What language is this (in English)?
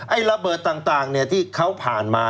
Thai